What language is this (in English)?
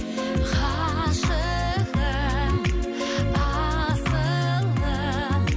Kazakh